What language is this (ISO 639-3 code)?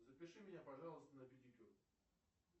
rus